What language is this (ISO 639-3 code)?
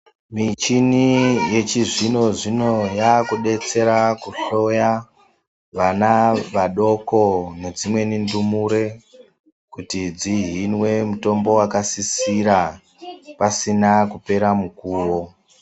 ndc